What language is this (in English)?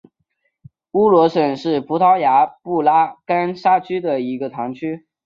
Chinese